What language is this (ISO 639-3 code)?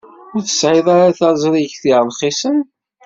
kab